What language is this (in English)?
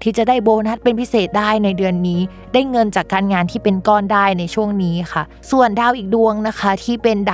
Thai